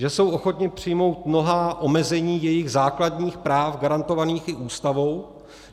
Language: Czech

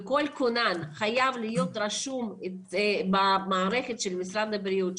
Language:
Hebrew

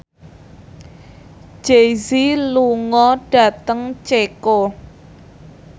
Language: Javanese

